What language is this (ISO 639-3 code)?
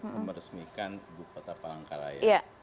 ind